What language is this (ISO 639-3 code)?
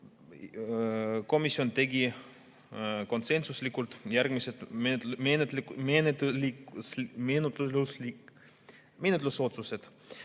est